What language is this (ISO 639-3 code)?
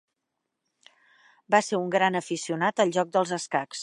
cat